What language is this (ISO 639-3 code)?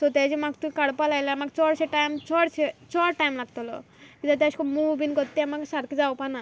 kok